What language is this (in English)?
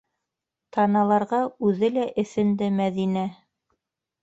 Bashkir